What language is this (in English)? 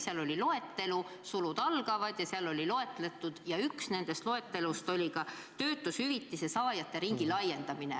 Estonian